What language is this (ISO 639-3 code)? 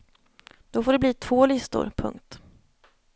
swe